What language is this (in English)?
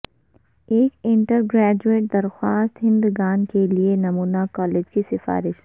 Urdu